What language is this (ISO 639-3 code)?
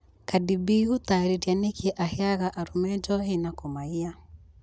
kik